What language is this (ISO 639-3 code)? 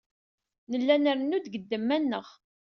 kab